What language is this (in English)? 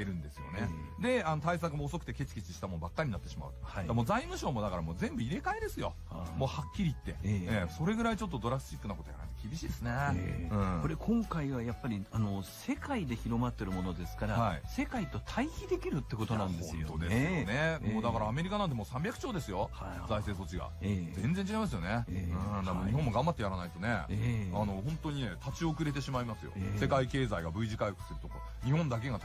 Japanese